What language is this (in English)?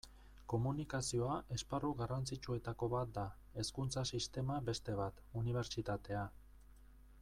Basque